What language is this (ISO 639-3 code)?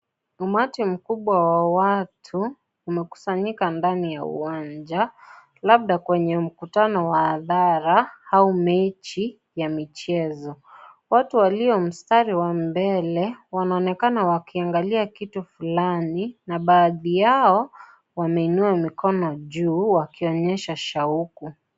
swa